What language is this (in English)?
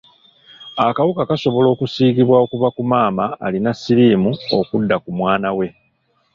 Ganda